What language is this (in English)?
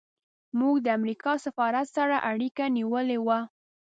Pashto